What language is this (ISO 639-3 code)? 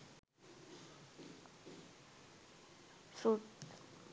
sin